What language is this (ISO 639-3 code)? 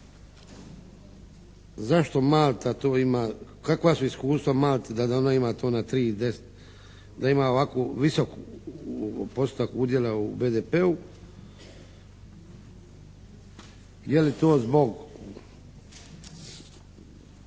hrv